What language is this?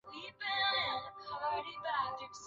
Chinese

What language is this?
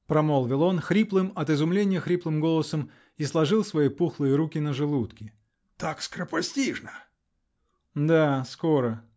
Russian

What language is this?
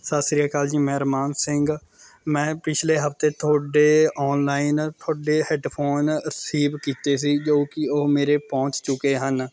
Punjabi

